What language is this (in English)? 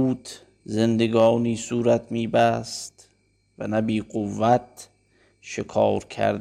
Persian